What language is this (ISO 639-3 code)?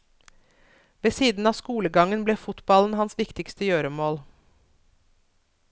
nor